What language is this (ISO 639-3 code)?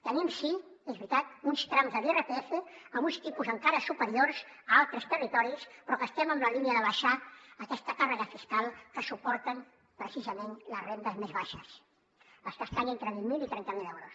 cat